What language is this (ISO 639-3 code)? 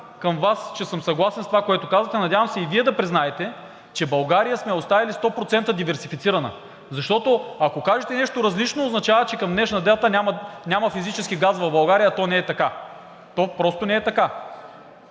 bul